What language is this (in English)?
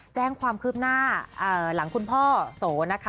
Thai